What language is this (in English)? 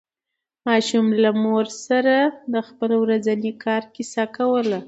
Pashto